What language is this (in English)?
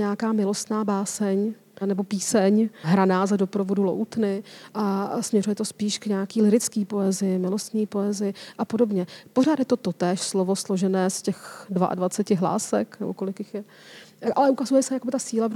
Czech